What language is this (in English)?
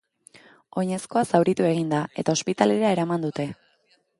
Basque